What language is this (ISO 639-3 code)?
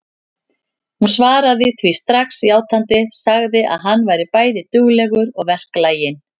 isl